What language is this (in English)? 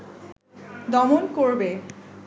Bangla